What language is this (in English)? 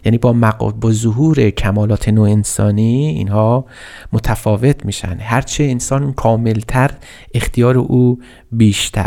Persian